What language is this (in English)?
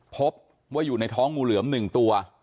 Thai